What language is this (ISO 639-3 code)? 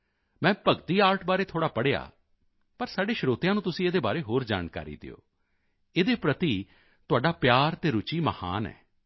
pan